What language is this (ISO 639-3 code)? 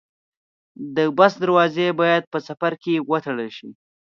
pus